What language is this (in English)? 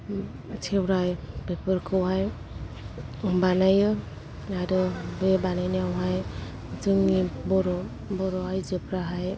Bodo